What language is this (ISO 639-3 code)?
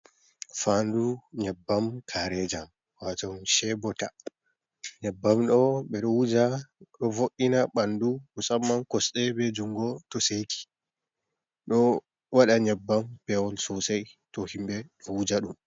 ful